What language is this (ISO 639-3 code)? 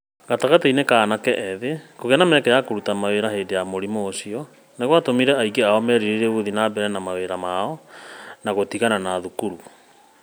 kik